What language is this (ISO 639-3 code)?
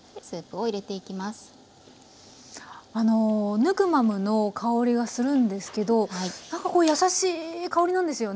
jpn